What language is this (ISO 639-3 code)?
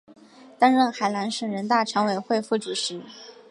zho